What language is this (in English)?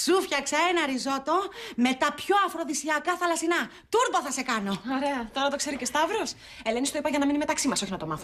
Greek